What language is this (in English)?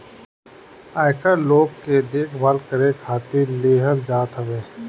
Bhojpuri